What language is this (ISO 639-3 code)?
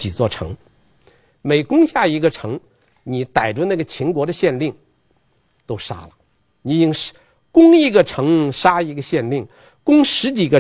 zho